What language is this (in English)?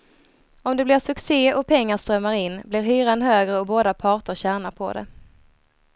Swedish